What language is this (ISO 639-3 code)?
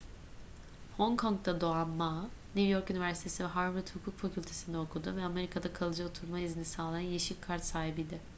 tur